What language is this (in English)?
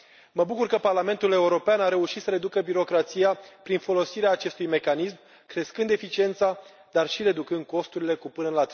Romanian